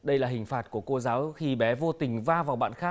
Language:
Vietnamese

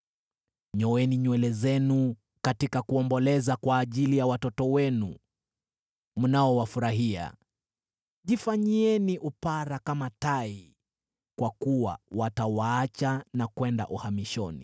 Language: Swahili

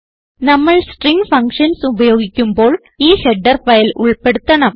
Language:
Malayalam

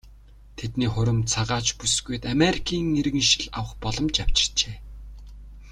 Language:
Mongolian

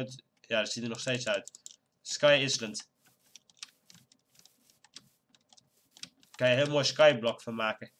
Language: Dutch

